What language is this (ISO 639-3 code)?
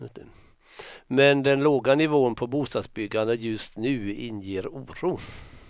swe